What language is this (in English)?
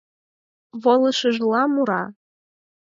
Mari